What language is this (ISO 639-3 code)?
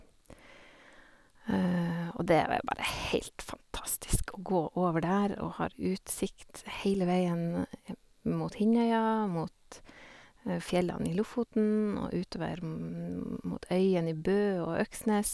nor